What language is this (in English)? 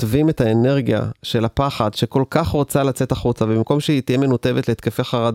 Hebrew